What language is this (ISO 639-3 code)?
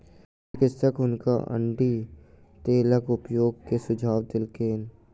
mai